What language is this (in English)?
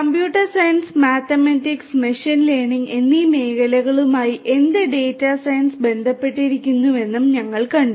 Malayalam